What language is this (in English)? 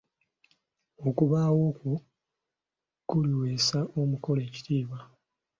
Ganda